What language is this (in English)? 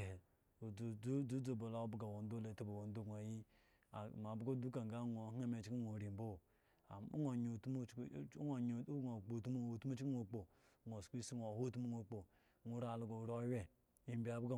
Eggon